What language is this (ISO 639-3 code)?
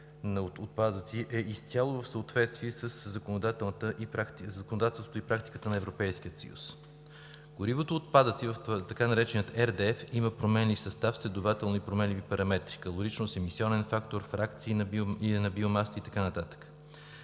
bul